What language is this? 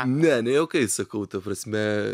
Lithuanian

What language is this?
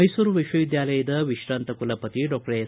Kannada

